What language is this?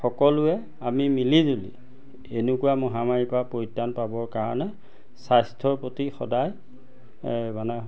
Assamese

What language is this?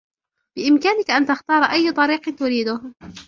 Arabic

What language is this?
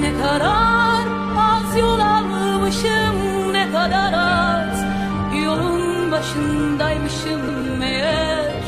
Turkish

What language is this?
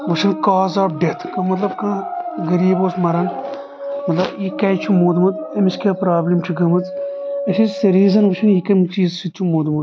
Kashmiri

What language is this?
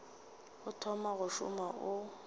Northern Sotho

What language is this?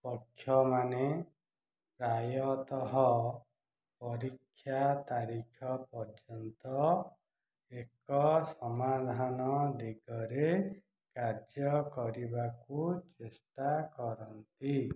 Odia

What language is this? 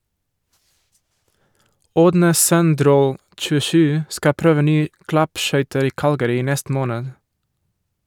Norwegian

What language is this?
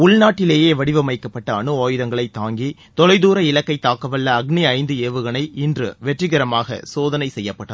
Tamil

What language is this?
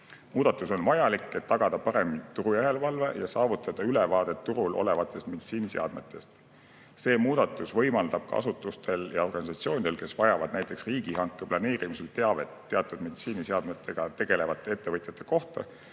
Estonian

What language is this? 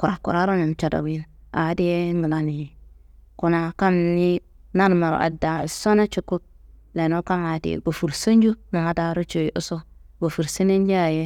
Kanembu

